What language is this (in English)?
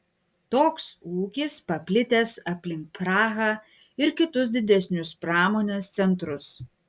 Lithuanian